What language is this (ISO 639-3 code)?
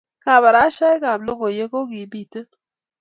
kln